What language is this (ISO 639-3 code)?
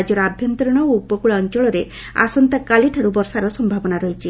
ori